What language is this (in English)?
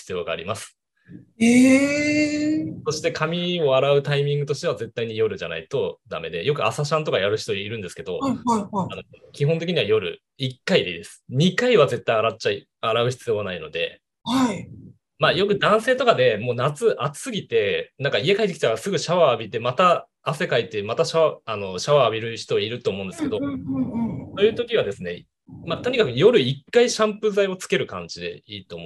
Japanese